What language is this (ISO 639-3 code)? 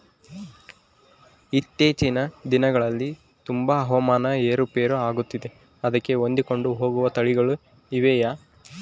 kan